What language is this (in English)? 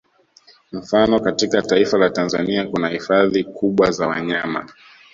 Swahili